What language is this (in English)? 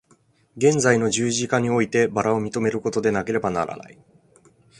Japanese